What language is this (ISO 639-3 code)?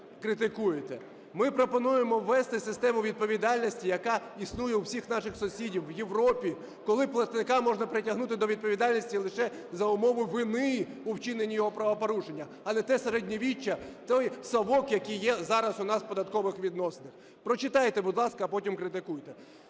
ukr